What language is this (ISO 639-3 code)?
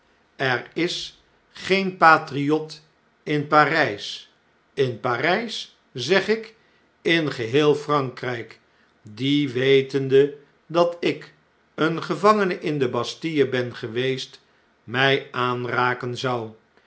nld